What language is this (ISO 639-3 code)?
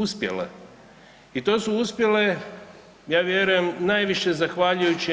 hrv